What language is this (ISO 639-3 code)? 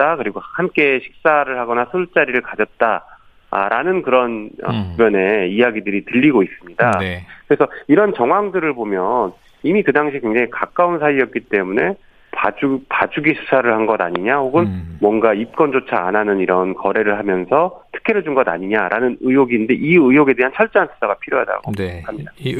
kor